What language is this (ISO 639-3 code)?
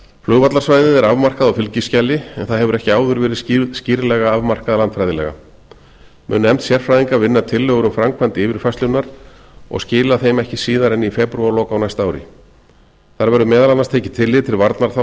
isl